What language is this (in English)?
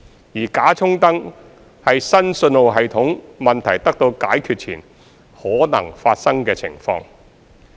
Cantonese